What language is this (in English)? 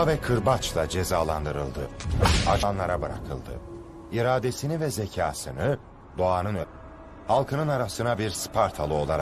Turkish